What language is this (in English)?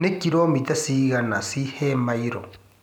Kikuyu